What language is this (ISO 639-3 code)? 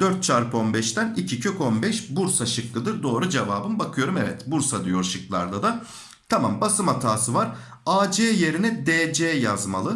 tur